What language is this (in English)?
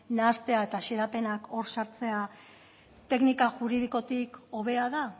Basque